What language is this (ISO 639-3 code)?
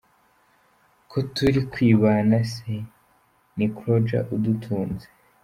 kin